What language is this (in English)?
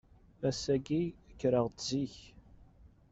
Kabyle